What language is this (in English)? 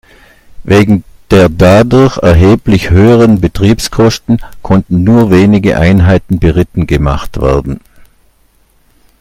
German